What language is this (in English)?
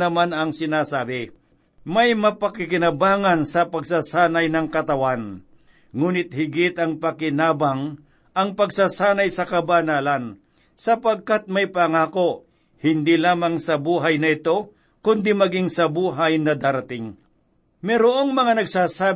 Filipino